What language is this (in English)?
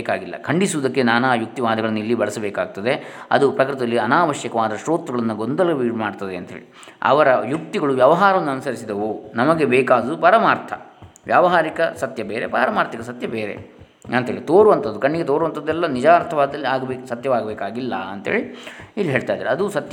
Kannada